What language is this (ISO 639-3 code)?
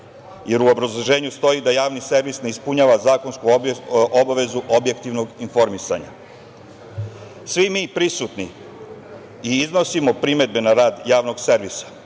srp